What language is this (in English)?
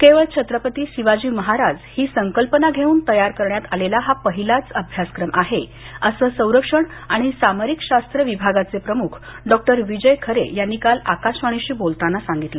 Marathi